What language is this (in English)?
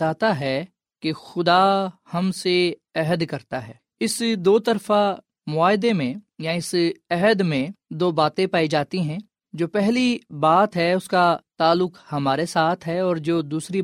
Urdu